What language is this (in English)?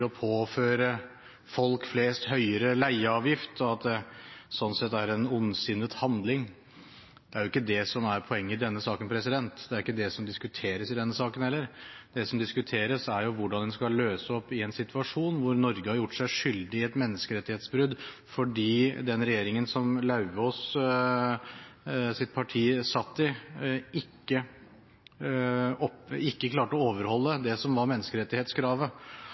Norwegian Bokmål